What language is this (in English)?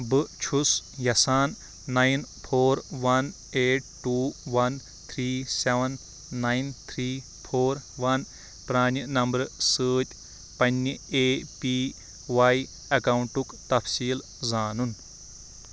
Kashmiri